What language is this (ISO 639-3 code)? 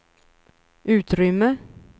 swe